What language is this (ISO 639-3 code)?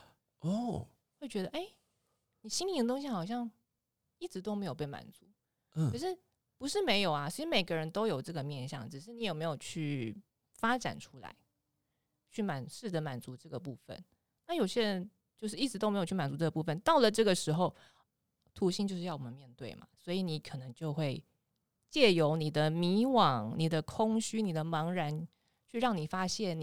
zho